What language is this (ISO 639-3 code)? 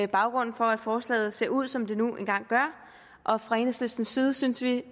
dan